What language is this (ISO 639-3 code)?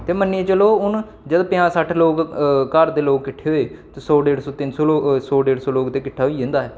doi